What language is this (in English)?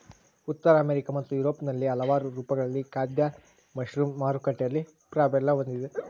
Kannada